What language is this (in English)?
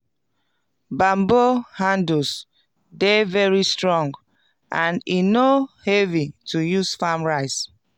Nigerian Pidgin